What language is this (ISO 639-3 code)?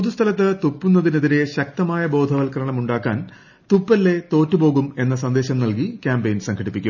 mal